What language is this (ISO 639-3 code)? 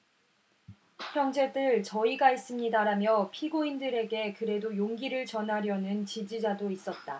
kor